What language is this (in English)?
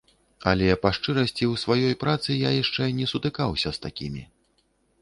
Belarusian